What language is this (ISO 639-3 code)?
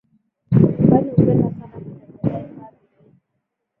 swa